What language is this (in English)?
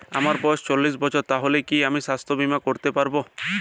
Bangla